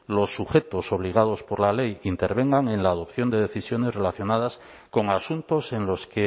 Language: Spanish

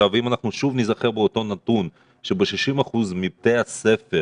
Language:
Hebrew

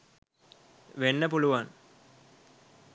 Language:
Sinhala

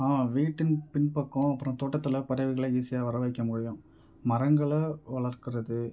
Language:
Tamil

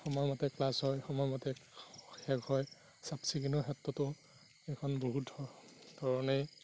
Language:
Assamese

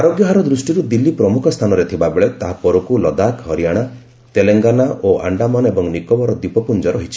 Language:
Odia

